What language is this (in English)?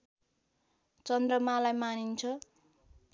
Nepali